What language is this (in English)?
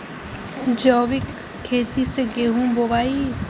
Bhojpuri